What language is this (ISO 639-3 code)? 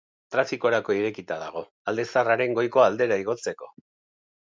eus